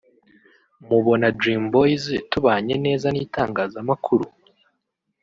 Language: Kinyarwanda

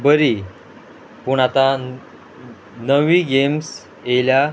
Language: Konkani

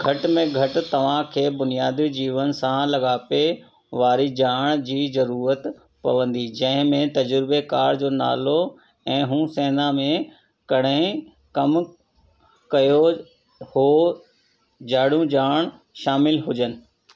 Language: Sindhi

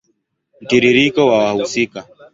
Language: Swahili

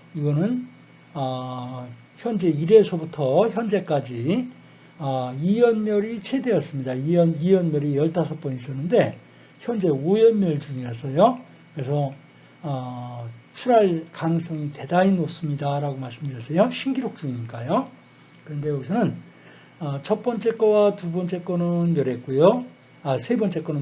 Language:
Korean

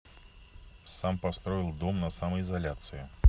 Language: Russian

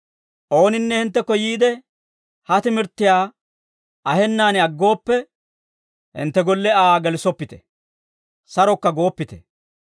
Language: Dawro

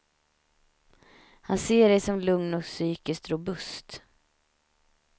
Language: Swedish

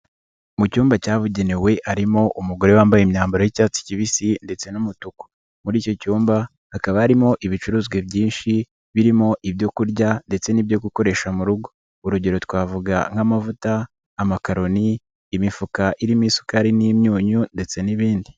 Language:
Kinyarwanda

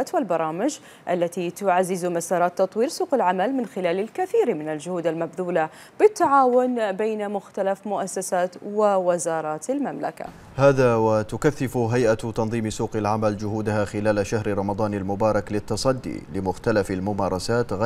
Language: Arabic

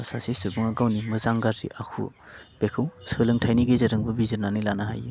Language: Bodo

